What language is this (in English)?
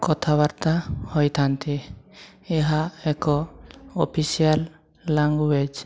Odia